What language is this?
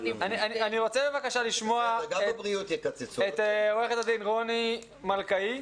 Hebrew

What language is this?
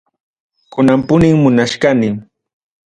Ayacucho Quechua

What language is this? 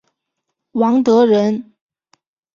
Chinese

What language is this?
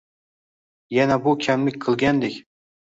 Uzbek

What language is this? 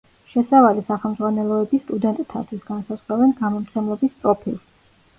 Georgian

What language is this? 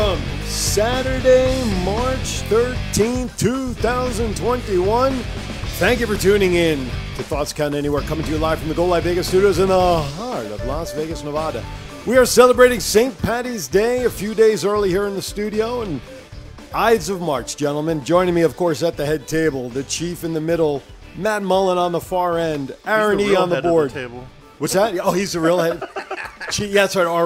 English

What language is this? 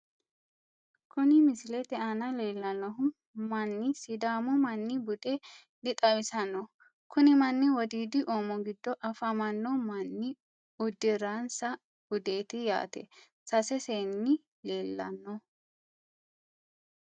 Sidamo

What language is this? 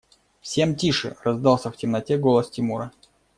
Russian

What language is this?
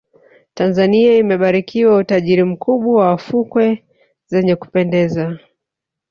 Swahili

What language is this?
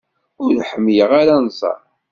Kabyle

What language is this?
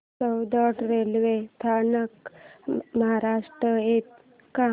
Marathi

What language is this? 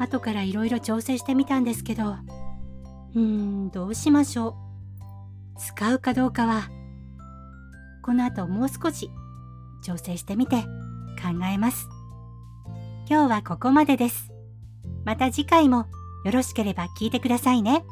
Japanese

